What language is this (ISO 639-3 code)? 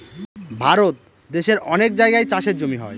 ben